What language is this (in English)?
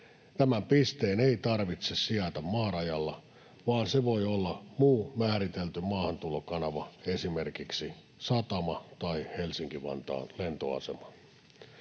Finnish